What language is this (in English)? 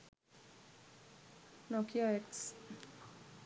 Sinhala